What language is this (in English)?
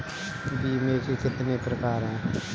Hindi